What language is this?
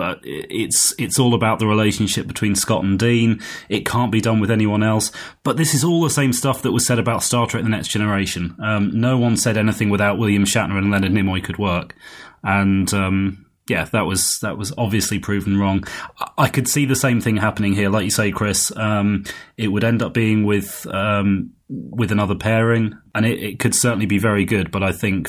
English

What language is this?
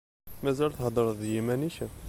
Kabyle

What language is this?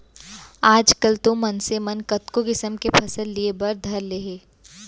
Chhattisgarhi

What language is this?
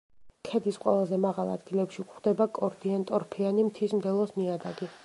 Georgian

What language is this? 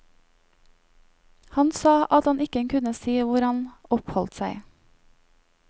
Norwegian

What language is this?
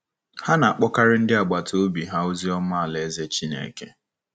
Igbo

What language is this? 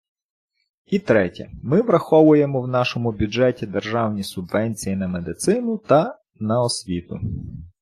Ukrainian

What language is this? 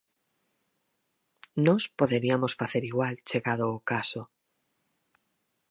Galician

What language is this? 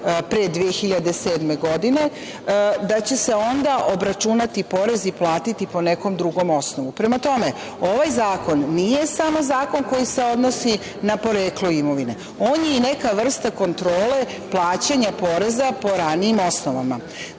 Serbian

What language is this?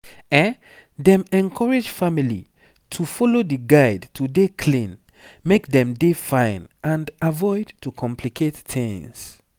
Nigerian Pidgin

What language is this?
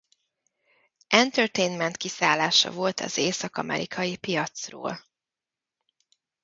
Hungarian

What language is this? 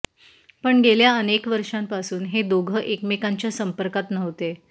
Marathi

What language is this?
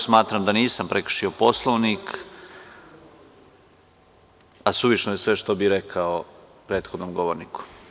Serbian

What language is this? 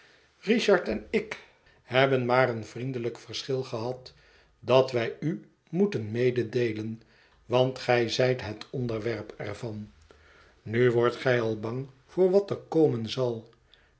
Dutch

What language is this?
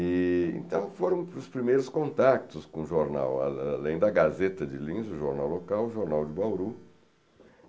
Portuguese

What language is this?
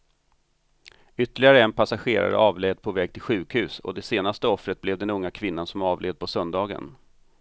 Swedish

